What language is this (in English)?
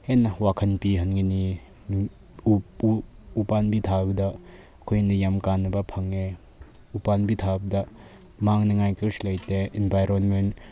Manipuri